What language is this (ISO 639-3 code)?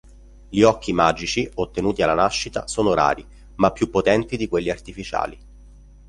ita